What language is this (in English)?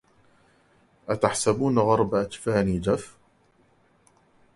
Arabic